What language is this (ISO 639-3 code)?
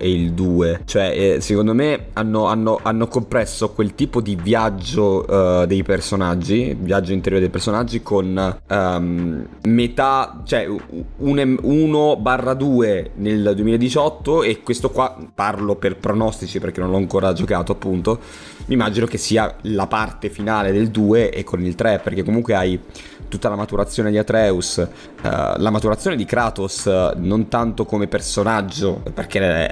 ita